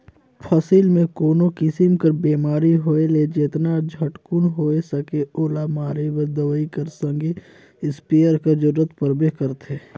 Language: Chhattisgarhi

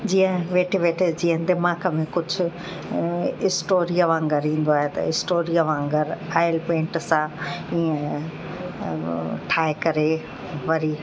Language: Sindhi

